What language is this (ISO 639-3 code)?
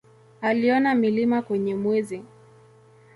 swa